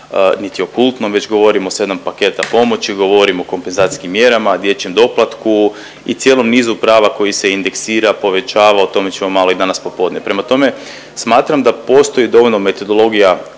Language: Croatian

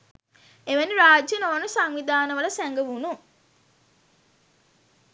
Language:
Sinhala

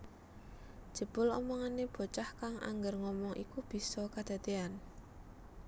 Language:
Javanese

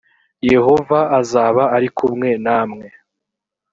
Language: Kinyarwanda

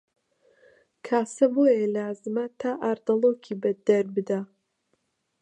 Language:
Central Kurdish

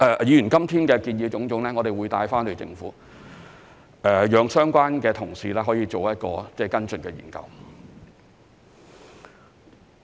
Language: Cantonese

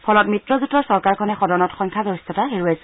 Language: Assamese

